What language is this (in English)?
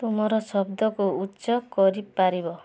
Odia